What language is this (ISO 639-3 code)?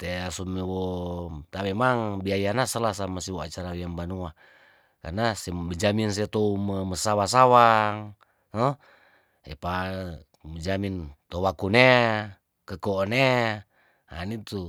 tdn